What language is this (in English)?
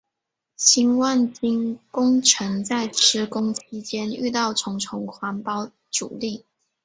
Chinese